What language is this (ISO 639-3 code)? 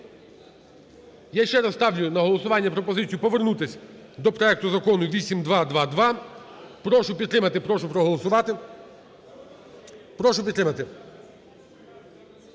ukr